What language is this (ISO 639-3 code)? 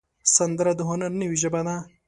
pus